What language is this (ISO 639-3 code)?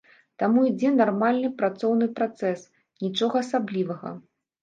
bel